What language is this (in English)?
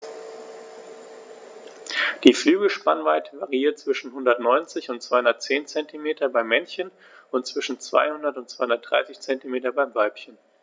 German